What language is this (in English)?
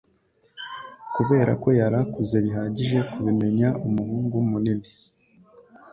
Kinyarwanda